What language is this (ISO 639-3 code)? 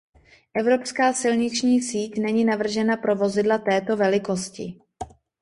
ces